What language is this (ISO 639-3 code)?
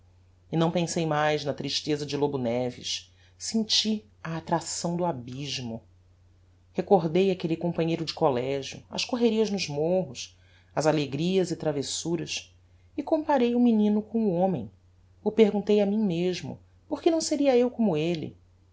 por